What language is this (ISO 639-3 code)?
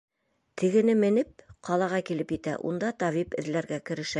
bak